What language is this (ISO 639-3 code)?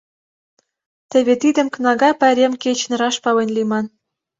chm